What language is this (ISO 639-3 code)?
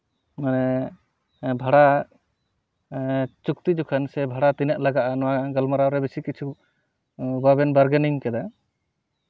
sat